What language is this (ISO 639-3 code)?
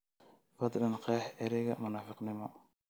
som